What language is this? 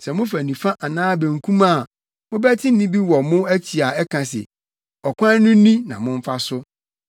Akan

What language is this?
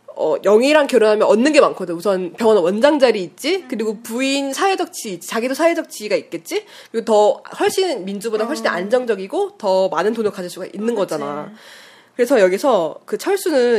Korean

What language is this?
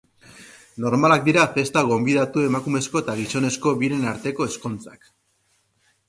Basque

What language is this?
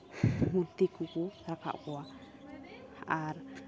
Santali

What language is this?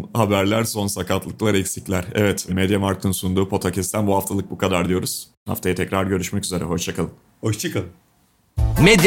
Turkish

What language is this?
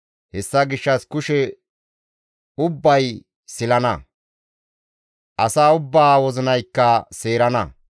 Gamo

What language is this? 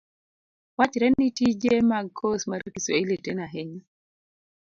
Luo (Kenya and Tanzania)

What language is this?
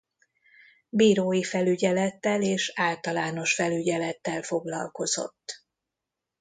Hungarian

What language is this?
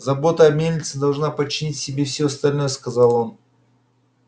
Russian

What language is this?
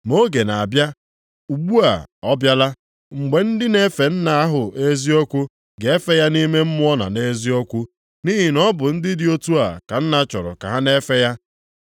Igbo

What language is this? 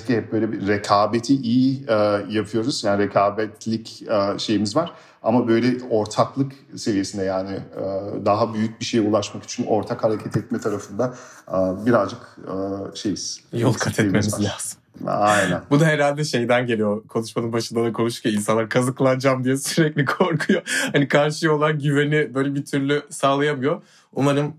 Turkish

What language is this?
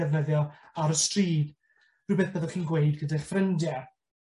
Welsh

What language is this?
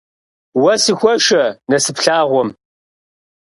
Kabardian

